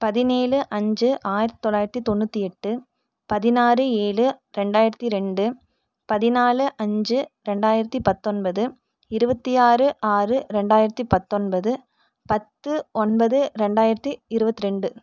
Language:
Tamil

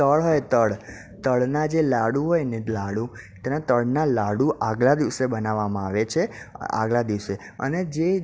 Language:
Gujarati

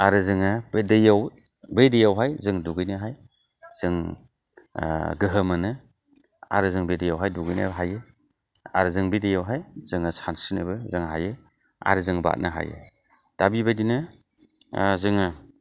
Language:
Bodo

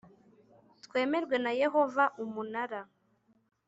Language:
Kinyarwanda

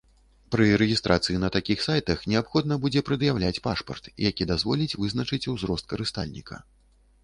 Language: Belarusian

